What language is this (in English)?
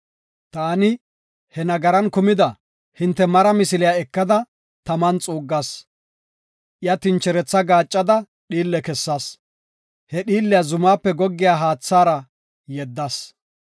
Gofa